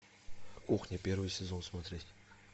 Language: Russian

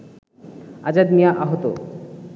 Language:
Bangla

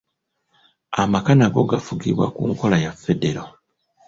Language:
Ganda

